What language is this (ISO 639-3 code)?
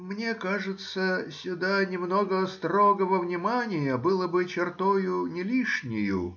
rus